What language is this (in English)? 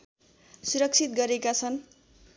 Nepali